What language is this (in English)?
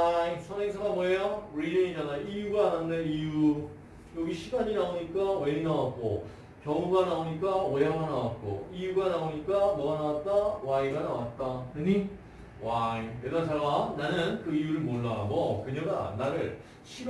Korean